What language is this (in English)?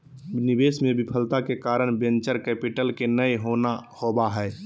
Magahi